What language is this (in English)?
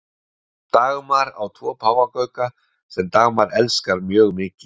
Icelandic